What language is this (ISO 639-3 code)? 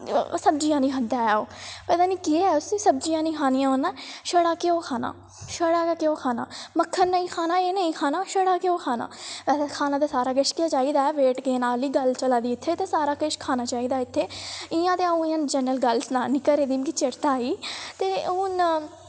doi